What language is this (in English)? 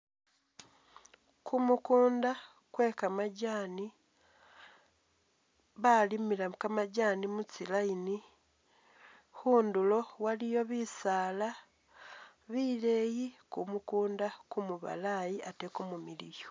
Masaaba